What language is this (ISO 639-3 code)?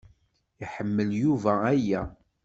kab